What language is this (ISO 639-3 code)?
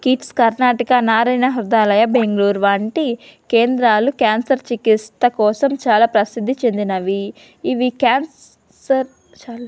tel